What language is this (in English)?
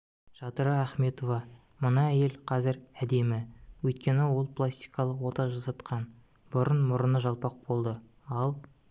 Kazakh